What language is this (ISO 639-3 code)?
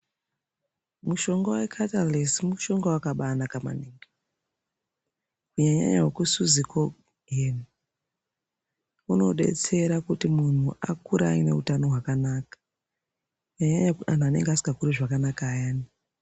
ndc